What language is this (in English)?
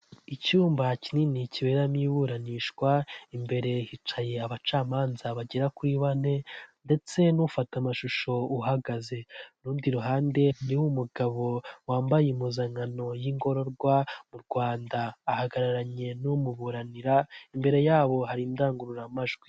Kinyarwanda